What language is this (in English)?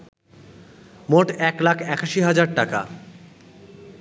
Bangla